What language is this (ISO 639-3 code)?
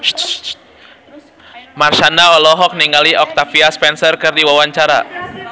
sun